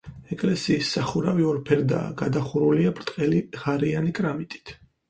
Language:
Georgian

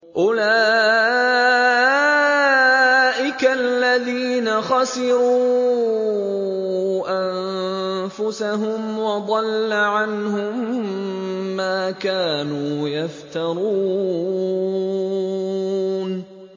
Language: Arabic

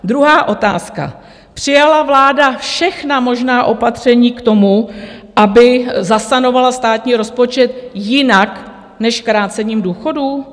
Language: Czech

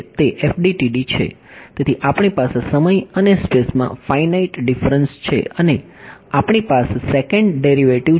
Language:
Gujarati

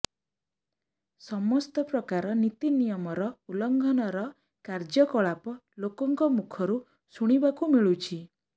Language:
Odia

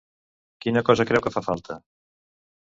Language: Catalan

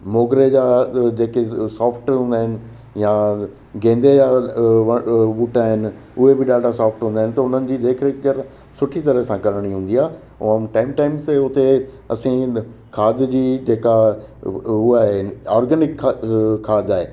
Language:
Sindhi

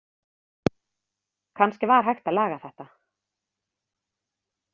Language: Icelandic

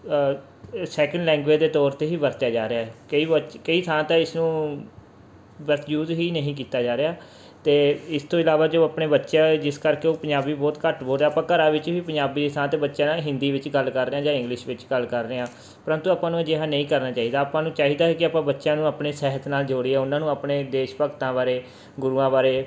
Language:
Punjabi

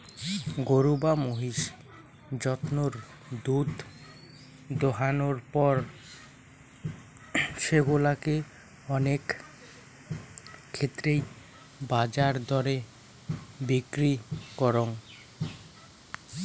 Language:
Bangla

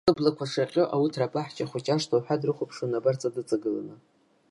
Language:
Abkhazian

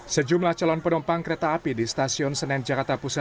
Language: Indonesian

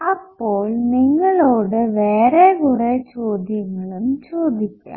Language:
Malayalam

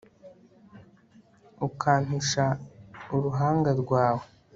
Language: Kinyarwanda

